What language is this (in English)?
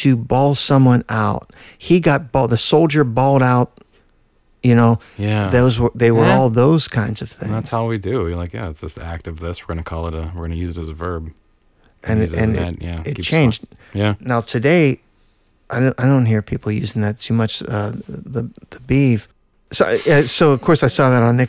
English